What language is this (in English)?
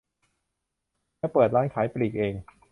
Thai